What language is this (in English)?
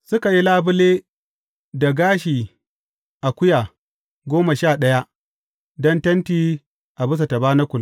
Hausa